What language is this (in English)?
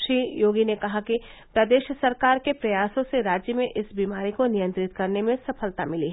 Hindi